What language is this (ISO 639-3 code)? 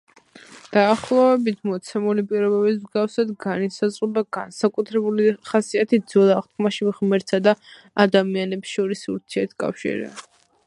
kat